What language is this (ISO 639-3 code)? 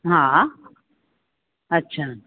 snd